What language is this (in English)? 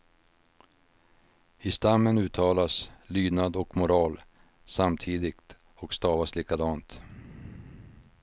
Swedish